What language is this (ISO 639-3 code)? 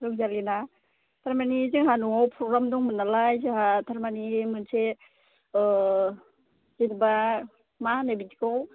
brx